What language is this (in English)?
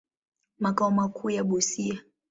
Swahili